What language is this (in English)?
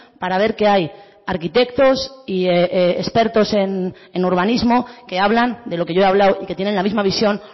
Spanish